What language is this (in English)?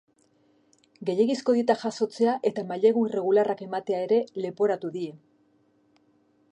Basque